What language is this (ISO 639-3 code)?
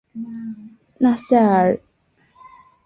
zho